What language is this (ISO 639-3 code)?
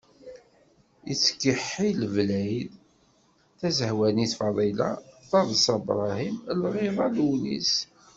kab